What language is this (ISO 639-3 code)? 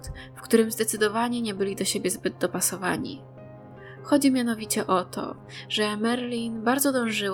pol